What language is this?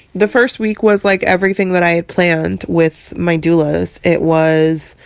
English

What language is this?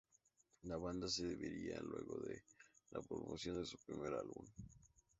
Spanish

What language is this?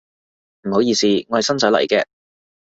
Cantonese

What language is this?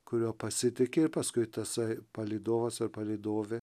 Lithuanian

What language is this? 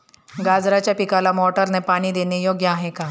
Marathi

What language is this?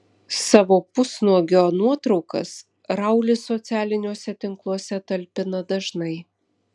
Lithuanian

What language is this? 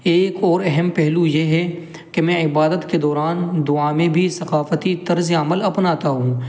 Urdu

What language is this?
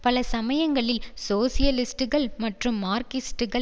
Tamil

